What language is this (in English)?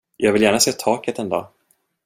Swedish